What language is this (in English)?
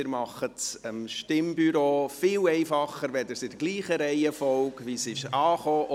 Swiss German